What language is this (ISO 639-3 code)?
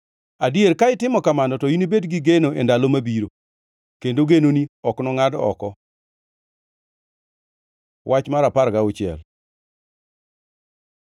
luo